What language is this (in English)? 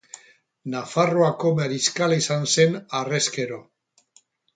Basque